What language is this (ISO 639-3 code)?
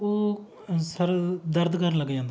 pan